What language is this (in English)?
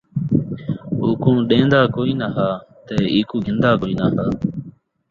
Saraiki